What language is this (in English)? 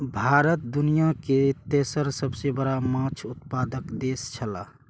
Maithili